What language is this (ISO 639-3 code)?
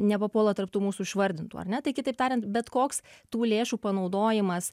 lit